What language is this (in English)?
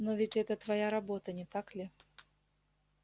Russian